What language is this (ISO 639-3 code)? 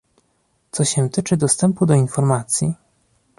pol